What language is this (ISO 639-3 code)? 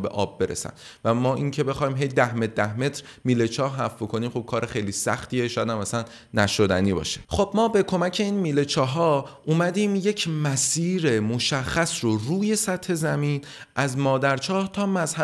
fas